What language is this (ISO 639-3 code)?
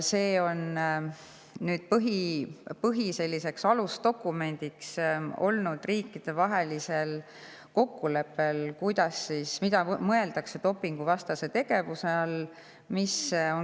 est